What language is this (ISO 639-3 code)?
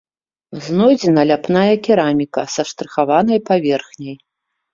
bel